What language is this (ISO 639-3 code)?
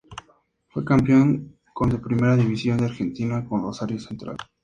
spa